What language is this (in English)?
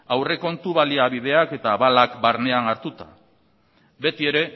Basque